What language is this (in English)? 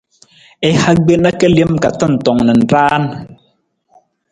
Nawdm